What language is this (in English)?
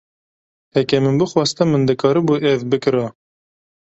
Kurdish